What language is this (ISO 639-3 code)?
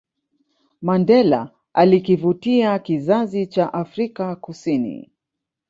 swa